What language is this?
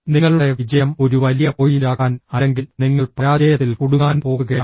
Malayalam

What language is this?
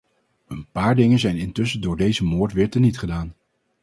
Dutch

